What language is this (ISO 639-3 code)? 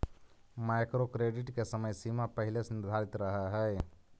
mag